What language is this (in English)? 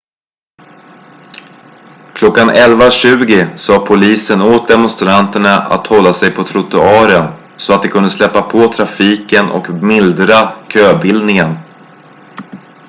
Swedish